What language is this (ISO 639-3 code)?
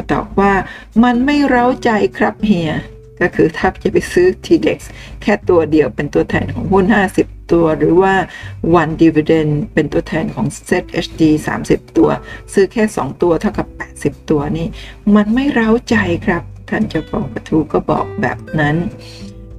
tha